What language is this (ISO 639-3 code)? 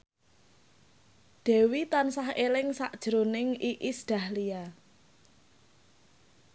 jav